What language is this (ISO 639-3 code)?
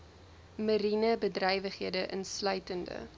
afr